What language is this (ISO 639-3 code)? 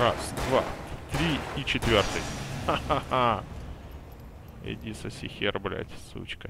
rus